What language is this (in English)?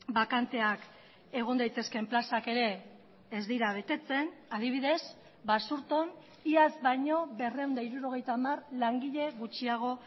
Basque